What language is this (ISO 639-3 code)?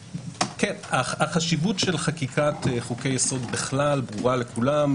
heb